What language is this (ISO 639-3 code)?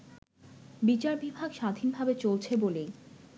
ben